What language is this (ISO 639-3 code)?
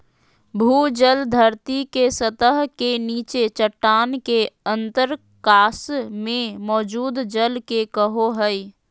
mag